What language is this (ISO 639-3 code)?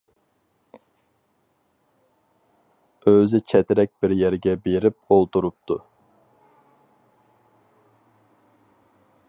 uig